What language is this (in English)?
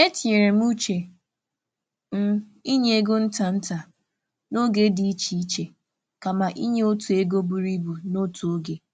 Igbo